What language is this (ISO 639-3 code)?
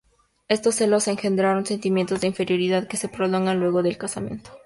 spa